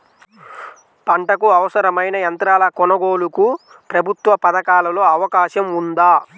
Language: Telugu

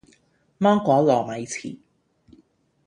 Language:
Cantonese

